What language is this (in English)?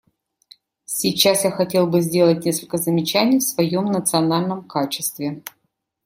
Russian